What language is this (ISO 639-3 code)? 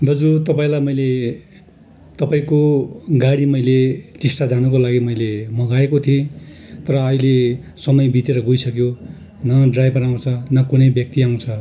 nep